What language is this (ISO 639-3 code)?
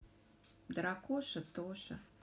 rus